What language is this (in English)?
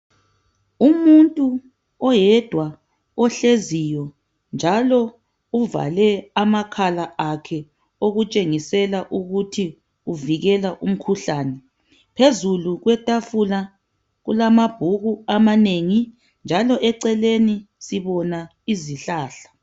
North Ndebele